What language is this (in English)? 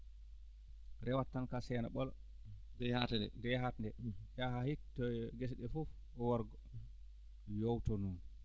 Fula